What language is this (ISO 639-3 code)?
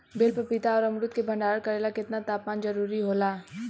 bho